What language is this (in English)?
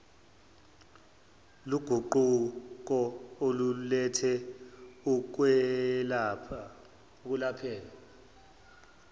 Zulu